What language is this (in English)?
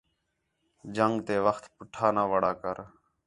Khetrani